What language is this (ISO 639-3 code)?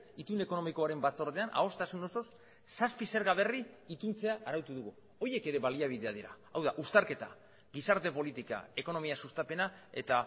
eus